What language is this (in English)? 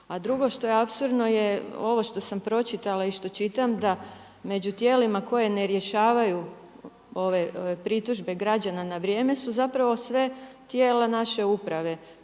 Croatian